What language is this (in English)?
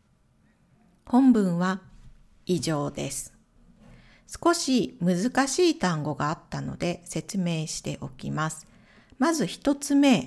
Japanese